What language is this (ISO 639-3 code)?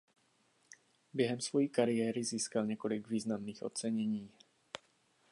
ces